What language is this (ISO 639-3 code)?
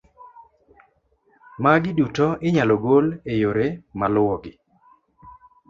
luo